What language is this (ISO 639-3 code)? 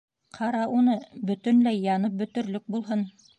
bak